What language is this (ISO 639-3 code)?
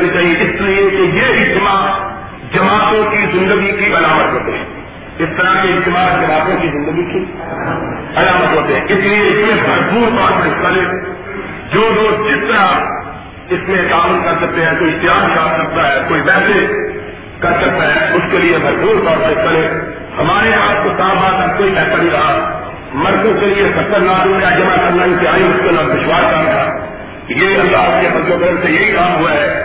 urd